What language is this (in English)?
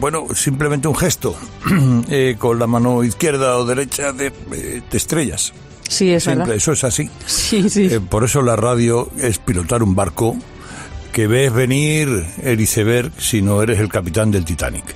Spanish